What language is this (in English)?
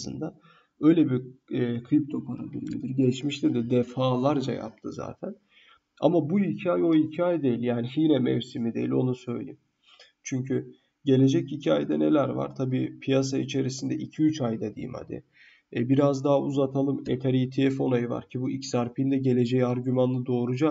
Turkish